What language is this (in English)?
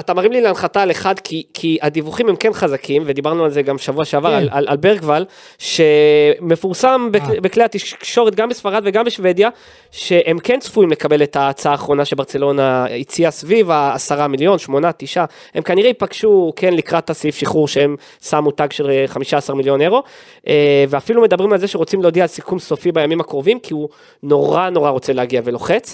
Hebrew